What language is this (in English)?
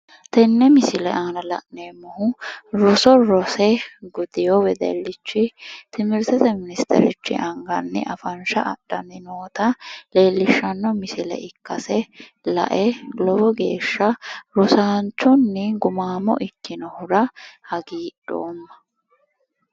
Sidamo